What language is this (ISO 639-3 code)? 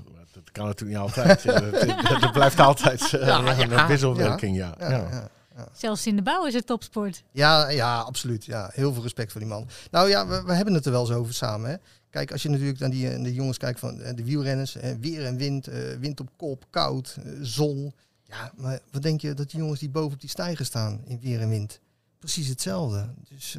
nld